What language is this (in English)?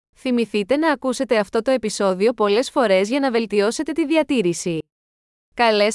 Greek